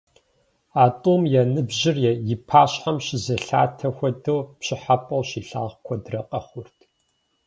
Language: Kabardian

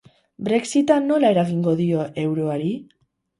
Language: Basque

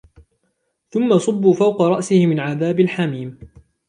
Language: Arabic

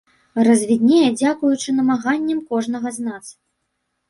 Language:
Belarusian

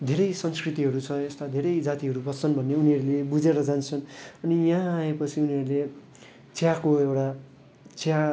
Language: Nepali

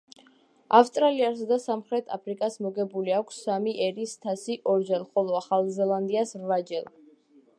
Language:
Georgian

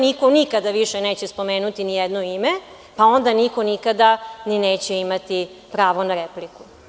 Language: Serbian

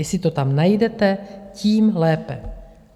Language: Czech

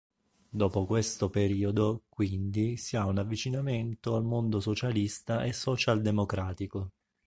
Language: Italian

